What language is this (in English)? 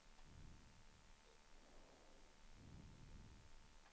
Swedish